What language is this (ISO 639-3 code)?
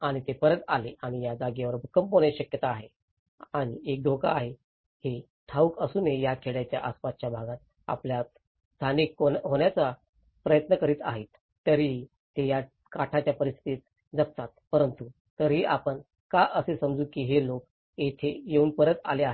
mar